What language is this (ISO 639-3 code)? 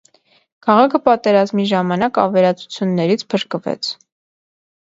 hye